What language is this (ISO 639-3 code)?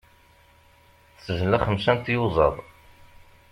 kab